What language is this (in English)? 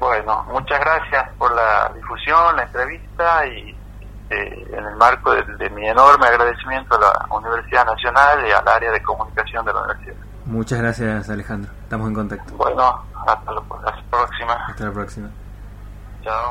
Spanish